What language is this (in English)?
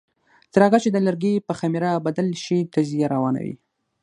Pashto